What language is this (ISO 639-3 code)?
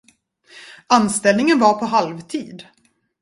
swe